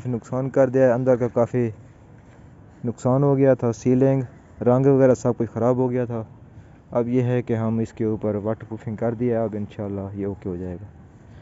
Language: Hindi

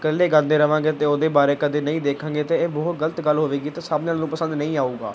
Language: Punjabi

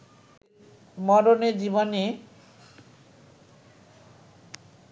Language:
Bangla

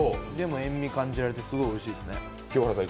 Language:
Japanese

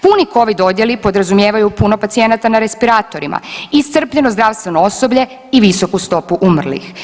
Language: Croatian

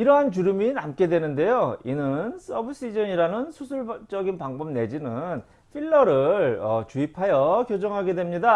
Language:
Korean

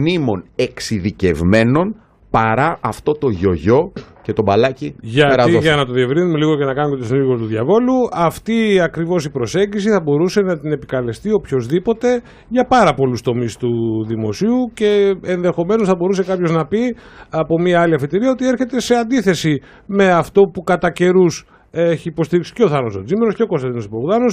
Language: Greek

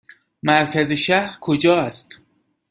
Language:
Persian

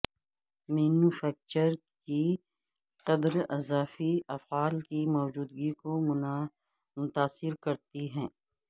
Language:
Urdu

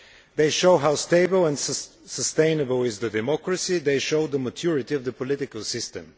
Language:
English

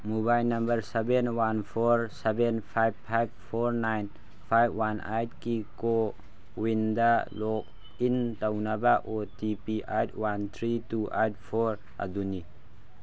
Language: Manipuri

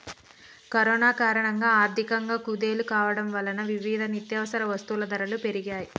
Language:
Telugu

